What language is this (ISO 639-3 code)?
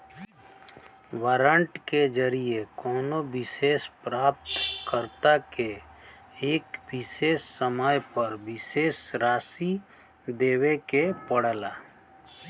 bho